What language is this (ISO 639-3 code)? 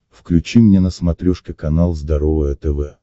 rus